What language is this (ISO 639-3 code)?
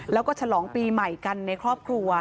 tha